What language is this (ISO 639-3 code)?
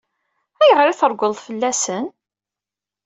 kab